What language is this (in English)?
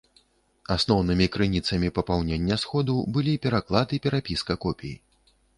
Belarusian